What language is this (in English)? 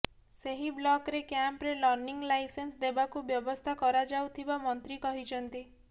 Odia